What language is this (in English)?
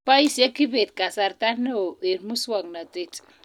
Kalenjin